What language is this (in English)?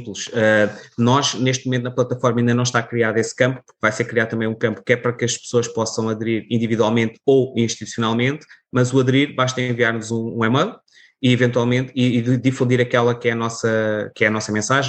Portuguese